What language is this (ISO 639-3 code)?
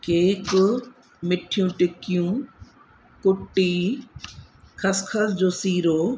snd